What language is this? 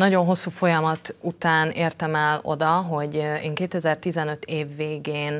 Hungarian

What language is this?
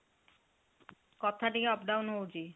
Odia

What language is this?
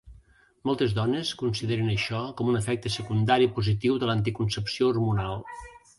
Catalan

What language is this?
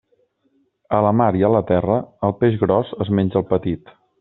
Catalan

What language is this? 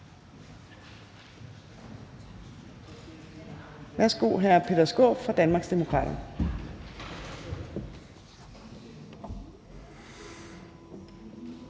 Danish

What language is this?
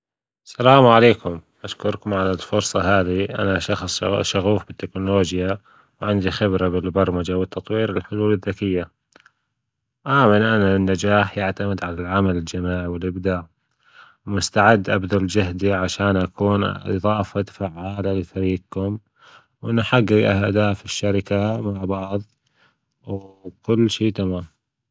Gulf Arabic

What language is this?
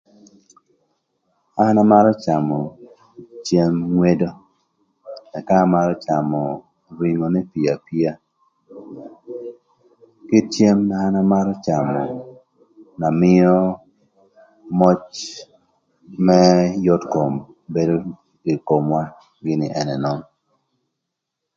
Thur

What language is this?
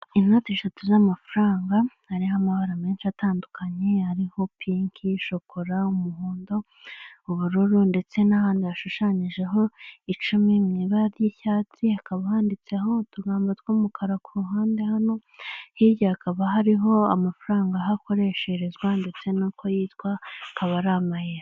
Kinyarwanda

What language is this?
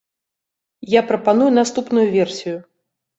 Belarusian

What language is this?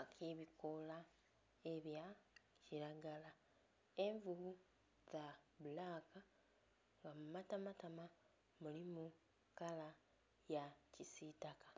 Soga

